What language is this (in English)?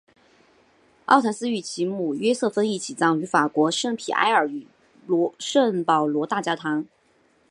Chinese